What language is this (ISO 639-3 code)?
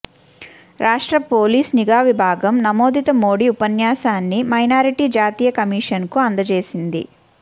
tel